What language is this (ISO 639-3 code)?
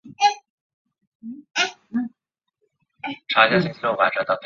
zho